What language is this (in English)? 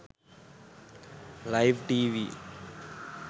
Sinhala